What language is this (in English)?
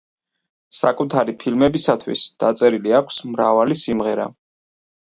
Georgian